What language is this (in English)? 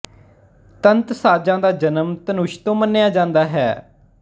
Punjabi